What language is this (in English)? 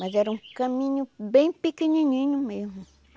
Portuguese